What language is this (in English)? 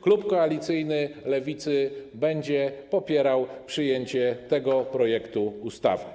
Polish